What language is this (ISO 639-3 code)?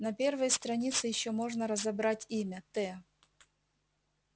rus